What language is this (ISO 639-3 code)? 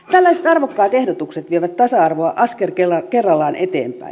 fin